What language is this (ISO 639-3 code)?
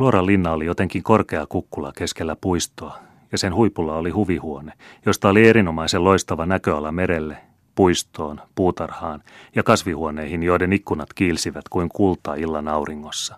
fin